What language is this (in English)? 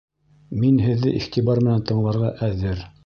Bashkir